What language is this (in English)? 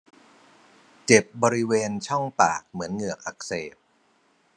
Thai